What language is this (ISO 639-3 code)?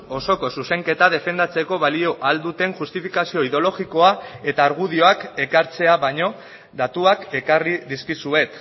eus